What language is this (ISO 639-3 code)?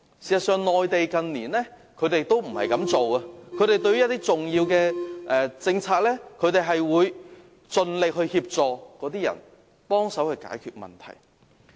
yue